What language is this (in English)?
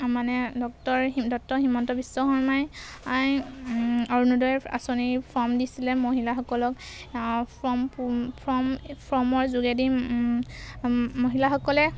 Assamese